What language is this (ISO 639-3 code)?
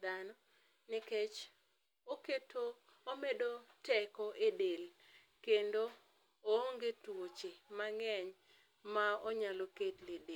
luo